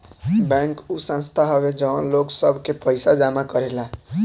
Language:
Bhojpuri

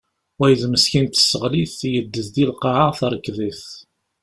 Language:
Kabyle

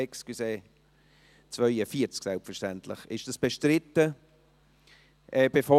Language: Swiss German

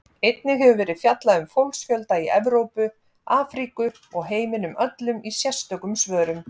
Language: Icelandic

